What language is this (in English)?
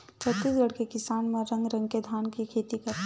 Chhattisgarhi